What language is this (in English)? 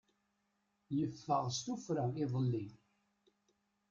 Kabyle